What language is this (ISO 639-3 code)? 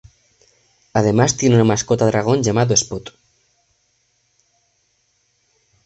spa